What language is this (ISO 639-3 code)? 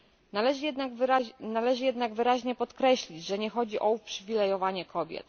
pol